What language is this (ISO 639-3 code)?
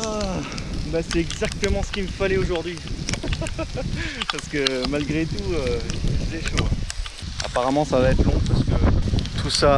fra